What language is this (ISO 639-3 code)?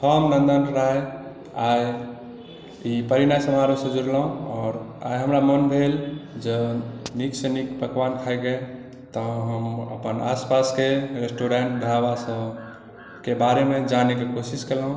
mai